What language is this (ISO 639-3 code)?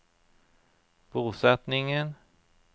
nor